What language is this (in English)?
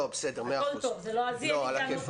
Hebrew